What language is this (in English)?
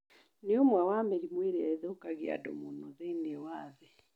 Kikuyu